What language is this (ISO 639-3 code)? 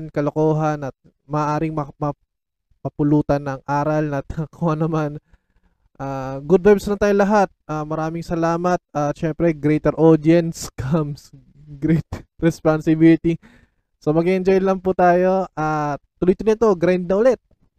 fil